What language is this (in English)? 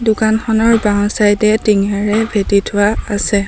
Assamese